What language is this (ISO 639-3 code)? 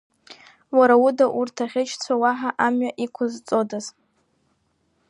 abk